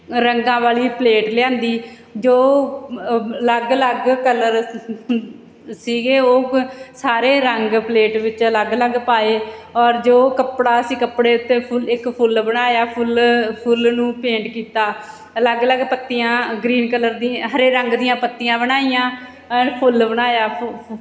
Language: Punjabi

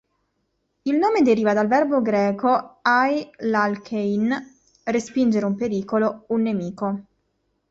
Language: Italian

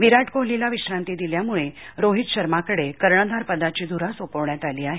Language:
Marathi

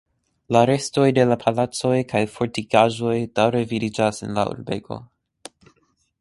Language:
Esperanto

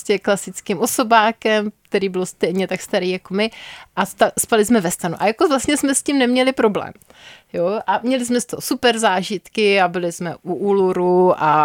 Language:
Czech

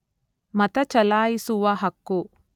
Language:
Kannada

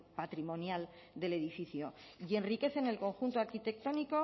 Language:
Spanish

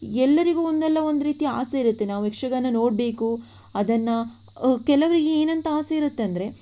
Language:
Kannada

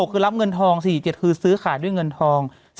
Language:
Thai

